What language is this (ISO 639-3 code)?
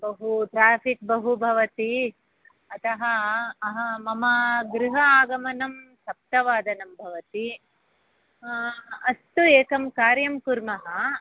san